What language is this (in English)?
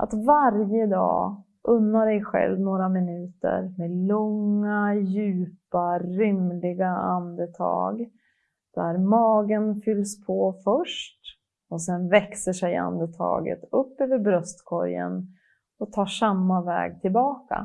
Swedish